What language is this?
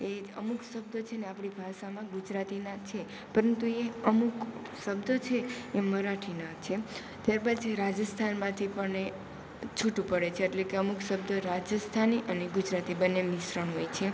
Gujarati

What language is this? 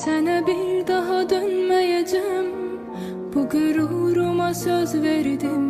Turkish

